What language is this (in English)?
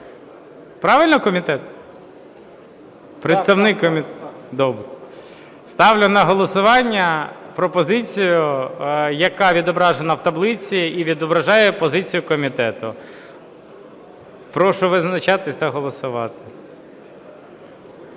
Ukrainian